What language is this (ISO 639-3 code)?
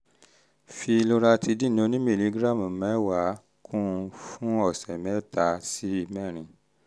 yor